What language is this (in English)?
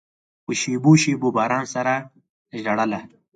Pashto